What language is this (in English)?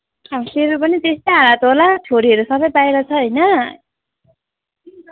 Nepali